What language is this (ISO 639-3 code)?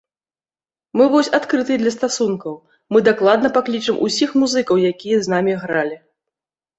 bel